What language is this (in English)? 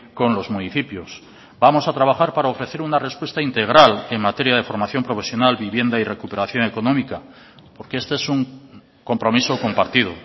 Spanish